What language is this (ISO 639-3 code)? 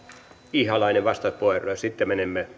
fin